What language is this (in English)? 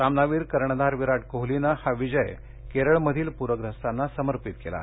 Marathi